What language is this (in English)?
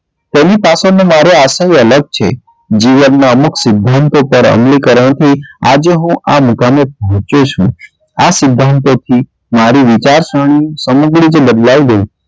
Gujarati